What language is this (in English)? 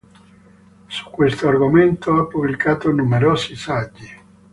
Italian